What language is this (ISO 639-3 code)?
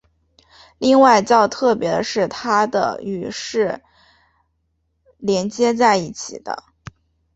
zho